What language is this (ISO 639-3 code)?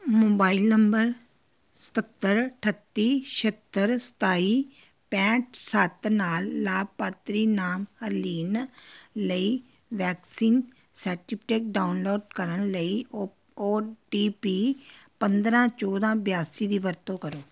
pan